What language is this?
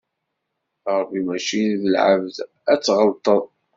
Kabyle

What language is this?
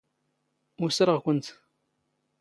Standard Moroccan Tamazight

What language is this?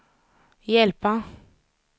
Swedish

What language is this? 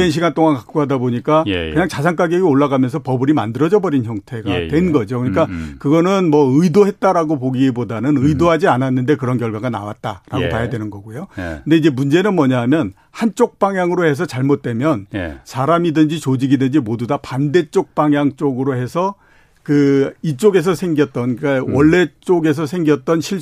Korean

